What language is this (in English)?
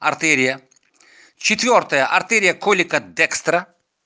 Russian